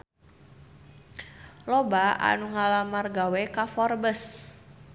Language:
Sundanese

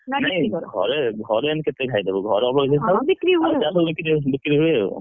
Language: Odia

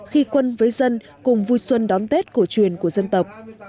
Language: Vietnamese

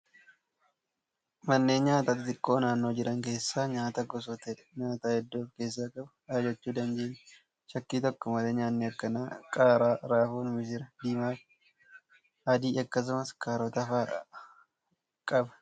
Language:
Oromo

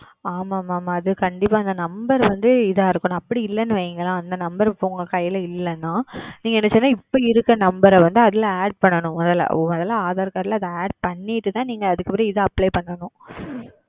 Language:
Tamil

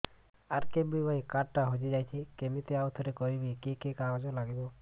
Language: Odia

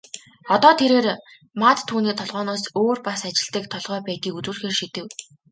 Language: Mongolian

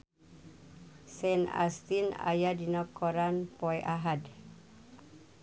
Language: Sundanese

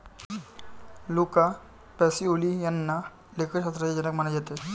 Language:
Marathi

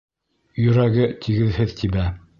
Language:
Bashkir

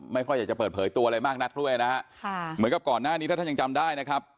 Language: Thai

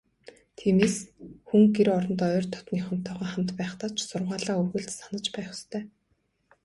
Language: Mongolian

